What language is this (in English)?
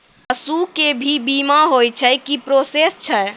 Maithili